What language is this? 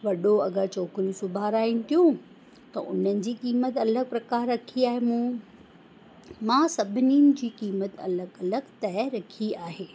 Sindhi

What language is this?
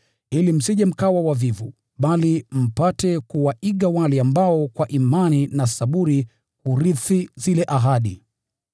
Swahili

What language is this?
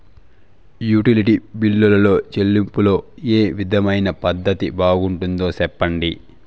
Telugu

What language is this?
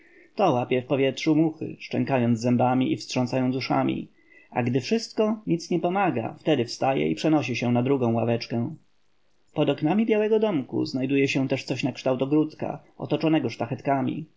Polish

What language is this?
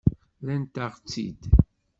Kabyle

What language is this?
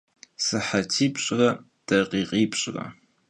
Kabardian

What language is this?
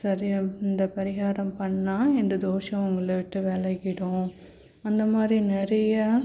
Tamil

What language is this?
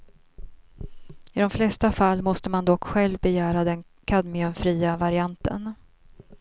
Swedish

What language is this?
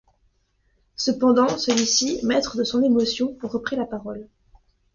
French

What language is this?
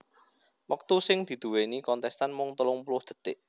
Javanese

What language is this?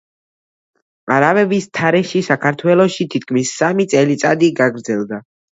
Georgian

